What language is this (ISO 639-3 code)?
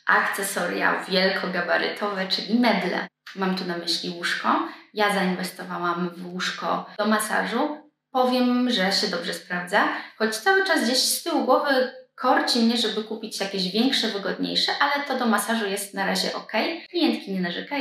pol